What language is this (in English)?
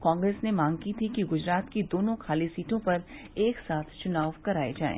Hindi